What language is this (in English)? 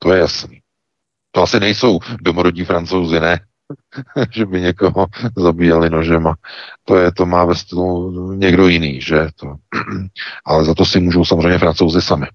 Czech